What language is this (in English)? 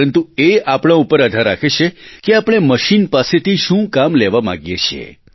Gujarati